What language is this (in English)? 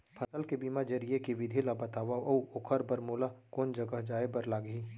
Chhattisgarhi